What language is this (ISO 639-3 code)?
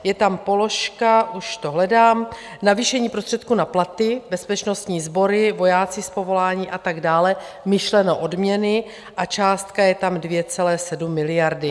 ces